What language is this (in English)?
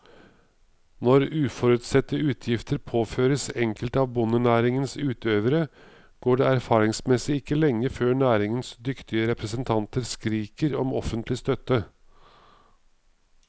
Norwegian